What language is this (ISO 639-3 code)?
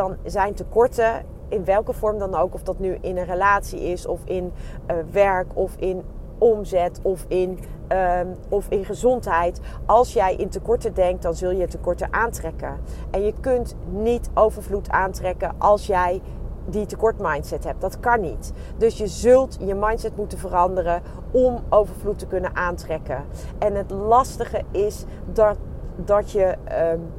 nld